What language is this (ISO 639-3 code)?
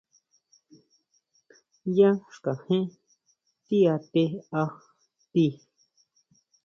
mau